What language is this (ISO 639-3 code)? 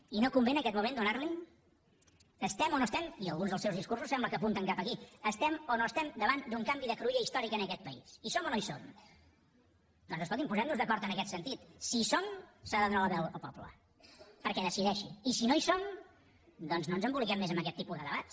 cat